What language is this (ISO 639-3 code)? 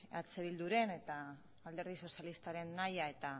eus